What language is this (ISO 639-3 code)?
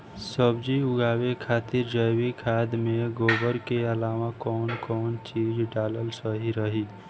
bho